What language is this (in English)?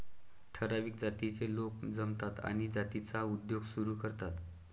Marathi